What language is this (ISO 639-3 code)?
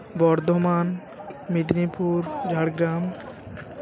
sat